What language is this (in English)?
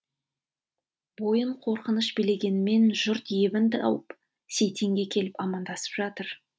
Kazakh